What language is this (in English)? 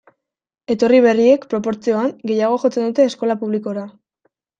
Basque